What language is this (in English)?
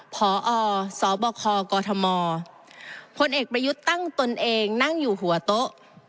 Thai